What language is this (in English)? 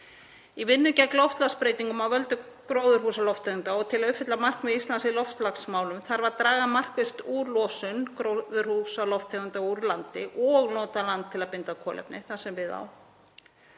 Icelandic